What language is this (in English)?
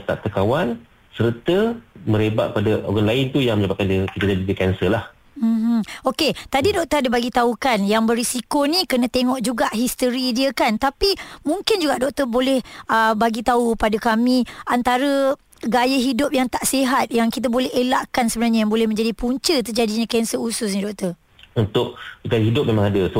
Malay